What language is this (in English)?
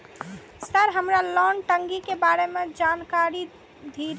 Maithili